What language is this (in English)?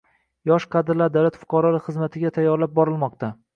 Uzbek